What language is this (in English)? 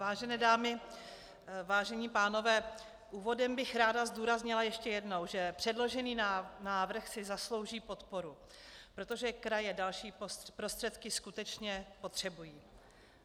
Czech